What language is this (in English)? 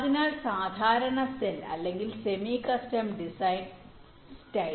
Malayalam